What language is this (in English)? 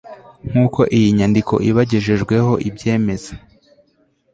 Kinyarwanda